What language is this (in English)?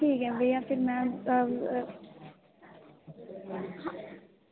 Dogri